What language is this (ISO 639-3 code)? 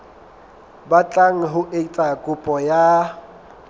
sot